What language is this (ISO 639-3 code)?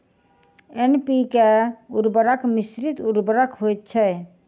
mai